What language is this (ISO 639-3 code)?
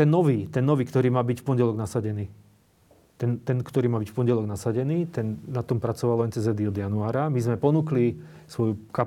slk